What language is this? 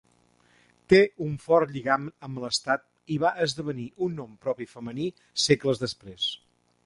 Catalan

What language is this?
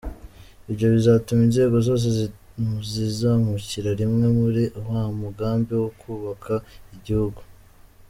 Kinyarwanda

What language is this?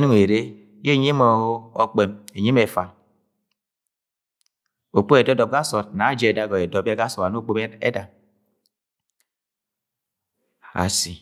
Agwagwune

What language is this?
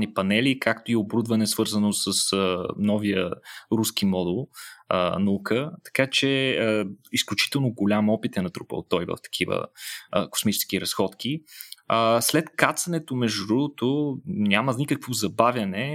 Bulgarian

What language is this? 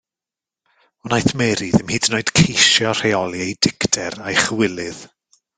Welsh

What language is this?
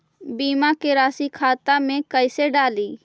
Magahi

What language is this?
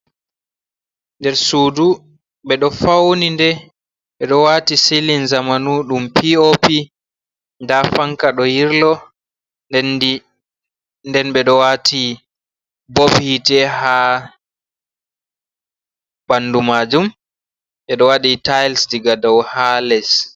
Fula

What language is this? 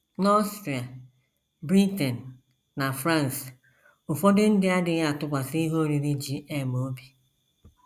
Igbo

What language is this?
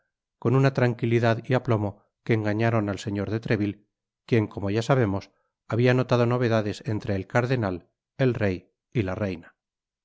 Spanish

